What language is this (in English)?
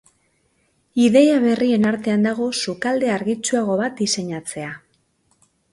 Basque